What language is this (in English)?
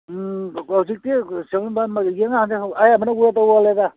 Manipuri